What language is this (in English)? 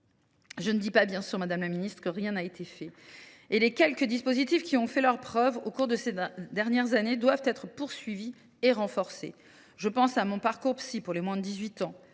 French